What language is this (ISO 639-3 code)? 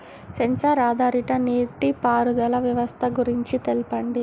tel